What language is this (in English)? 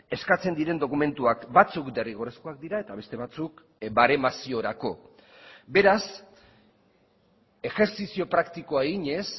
Basque